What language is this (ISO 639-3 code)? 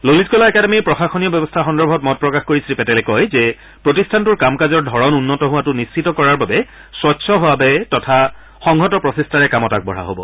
asm